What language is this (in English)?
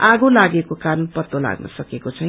Nepali